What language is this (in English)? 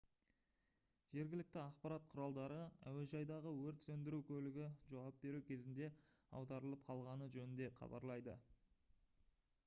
Kazakh